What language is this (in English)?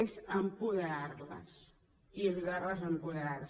Catalan